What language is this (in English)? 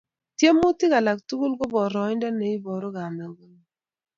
Kalenjin